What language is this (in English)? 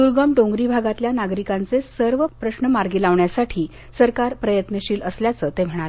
Marathi